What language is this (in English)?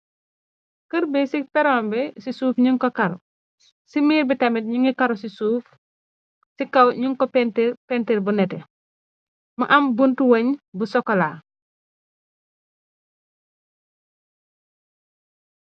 Wolof